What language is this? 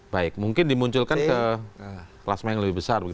Indonesian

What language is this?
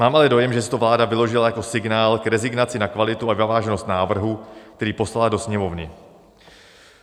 Czech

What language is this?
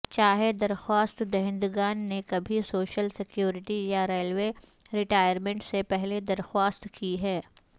Urdu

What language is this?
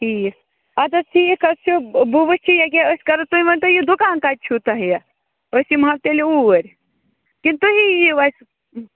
Kashmiri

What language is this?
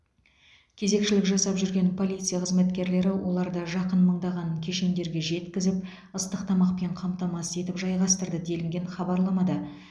Kazakh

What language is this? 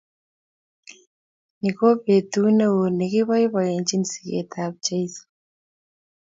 Kalenjin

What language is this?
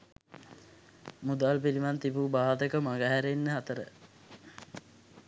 Sinhala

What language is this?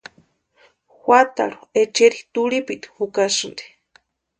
Western Highland Purepecha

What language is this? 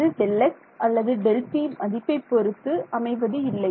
Tamil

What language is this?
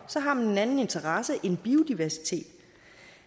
Danish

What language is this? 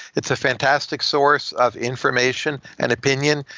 English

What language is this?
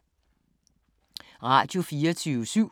Danish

